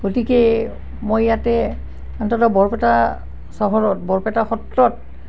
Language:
Assamese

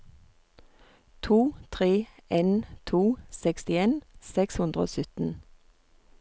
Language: Norwegian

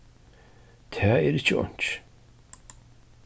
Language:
Faroese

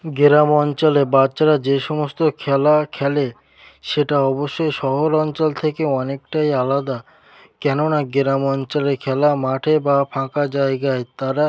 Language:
Bangla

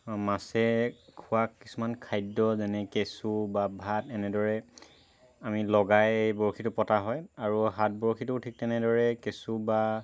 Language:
Assamese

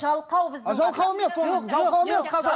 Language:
Kazakh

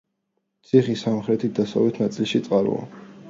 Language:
Georgian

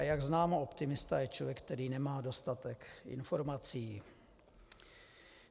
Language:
Czech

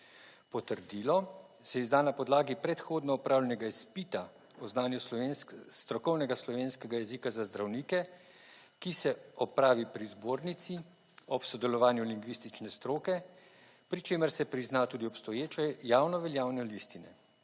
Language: Slovenian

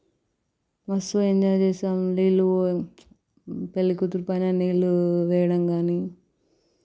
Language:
Telugu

